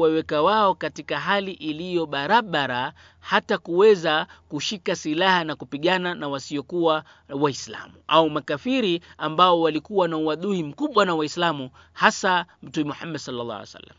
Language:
Swahili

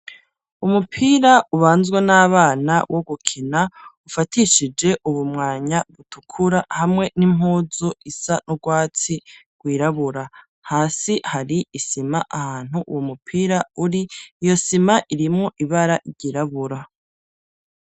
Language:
Rundi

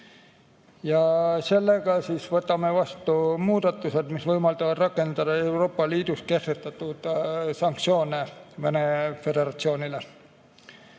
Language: Estonian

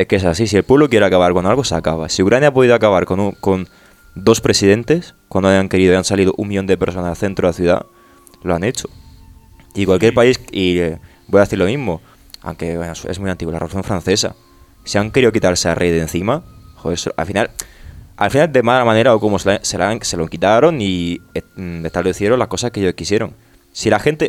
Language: Spanish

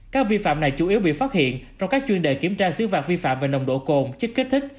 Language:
Vietnamese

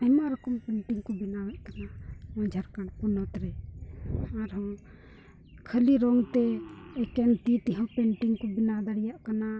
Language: Santali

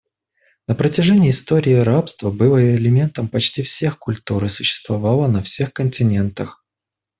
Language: Russian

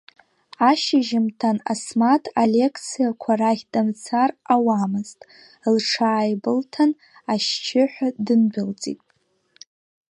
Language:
Abkhazian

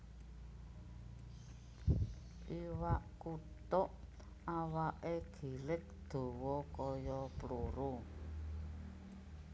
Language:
Javanese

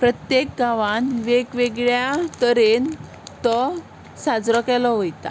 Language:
Konkani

